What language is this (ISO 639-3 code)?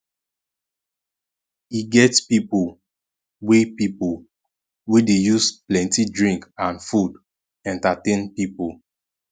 pcm